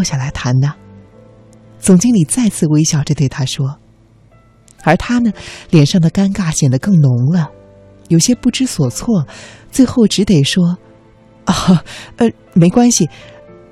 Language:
Chinese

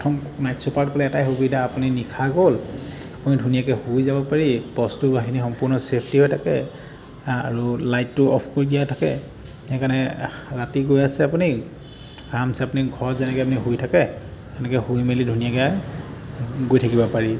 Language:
Assamese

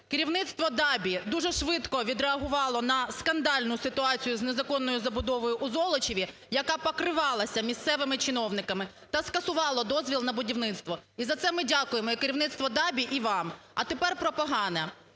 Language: Ukrainian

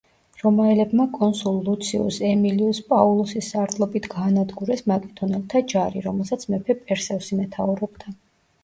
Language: Georgian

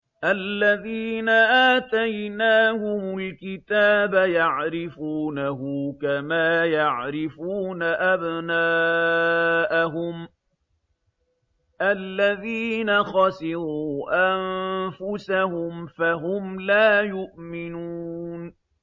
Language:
Arabic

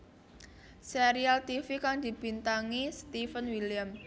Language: Javanese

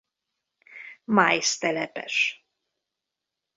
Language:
Hungarian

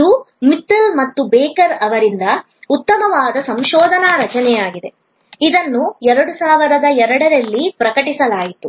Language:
Kannada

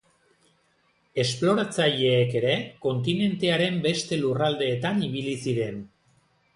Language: Basque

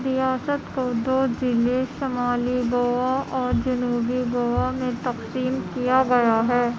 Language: Urdu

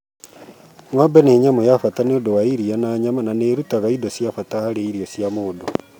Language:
Kikuyu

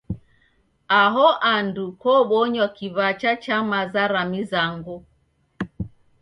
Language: Taita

